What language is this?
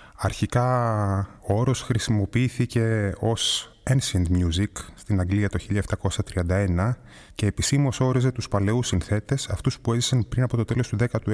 Greek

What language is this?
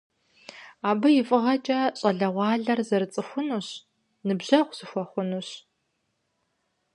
Kabardian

